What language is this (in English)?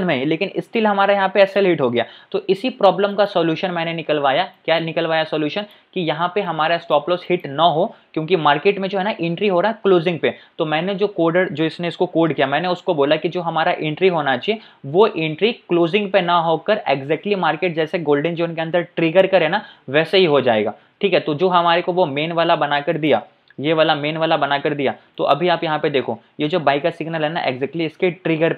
Hindi